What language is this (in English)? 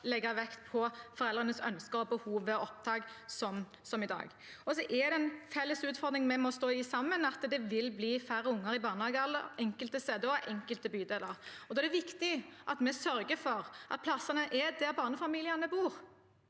Norwegian